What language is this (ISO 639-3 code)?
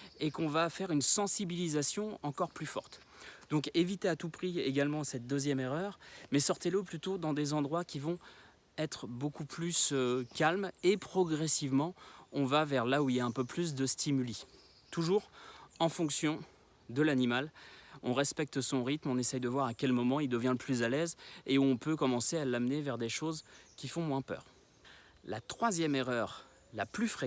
fra